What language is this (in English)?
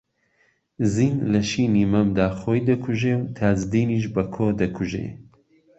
Central Kurdish